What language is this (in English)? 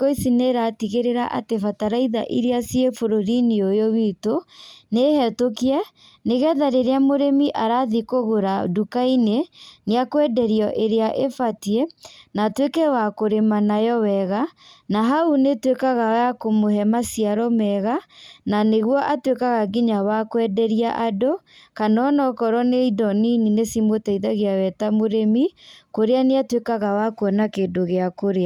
Kikuyu